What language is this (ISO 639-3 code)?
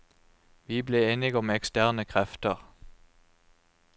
nor